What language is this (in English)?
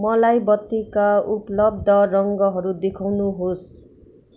Nepali